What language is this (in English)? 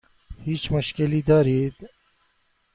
Persian